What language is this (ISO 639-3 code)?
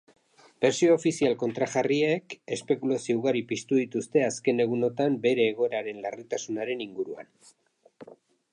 eus